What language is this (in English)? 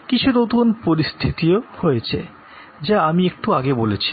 Bangla